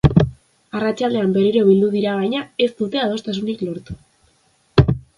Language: Basque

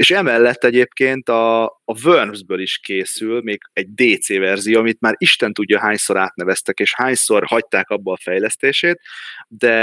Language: Hungarian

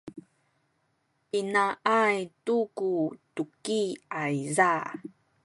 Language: Sakizaya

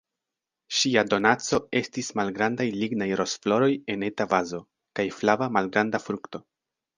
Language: Esperanto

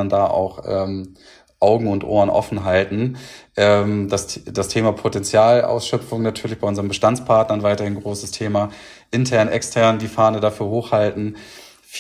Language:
German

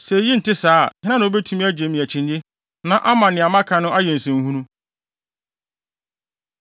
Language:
Akan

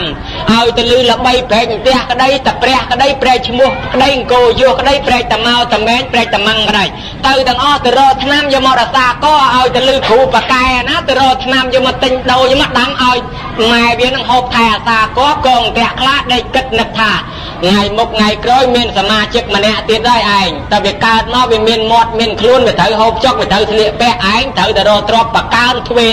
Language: Thai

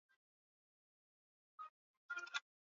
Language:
Swahili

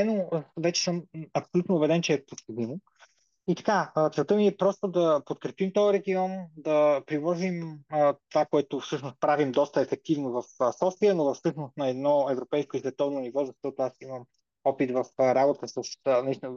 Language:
Bulgarian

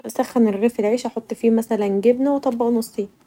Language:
Egyptian Arabic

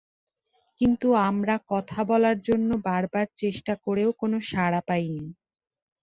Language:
Bangla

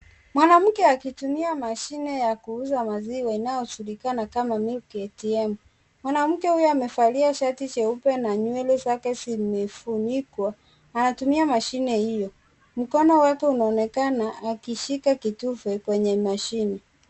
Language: Swahili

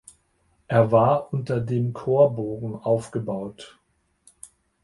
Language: German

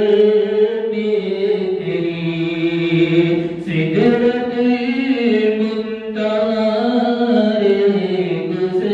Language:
Arabic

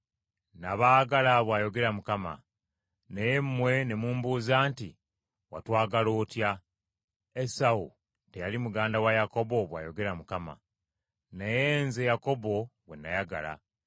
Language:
Ganda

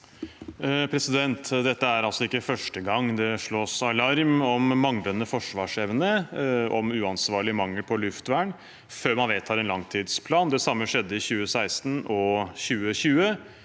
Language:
Norwegian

